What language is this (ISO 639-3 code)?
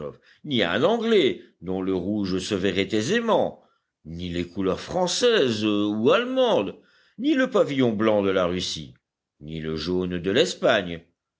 fra